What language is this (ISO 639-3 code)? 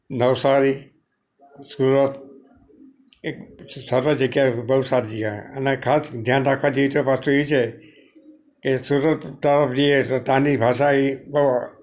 guj